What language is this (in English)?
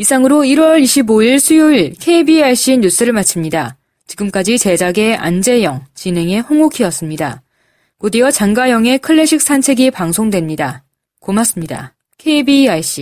Korean